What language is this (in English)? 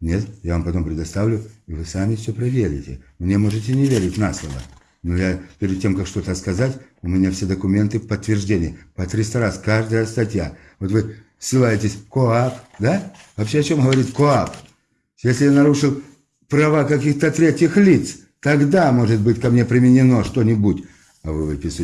Russian